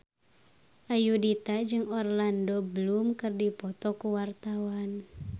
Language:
Sundanese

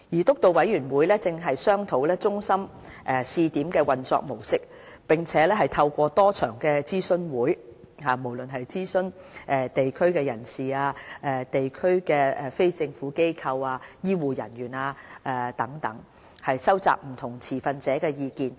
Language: Cantonese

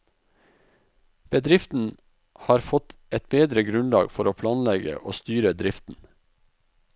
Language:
Norwegian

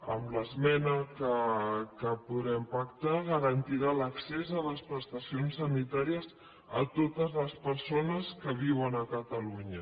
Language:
Catalan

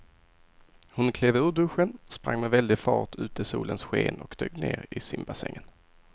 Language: Swedish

